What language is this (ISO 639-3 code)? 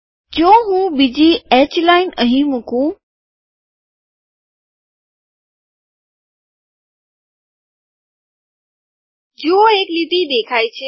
guj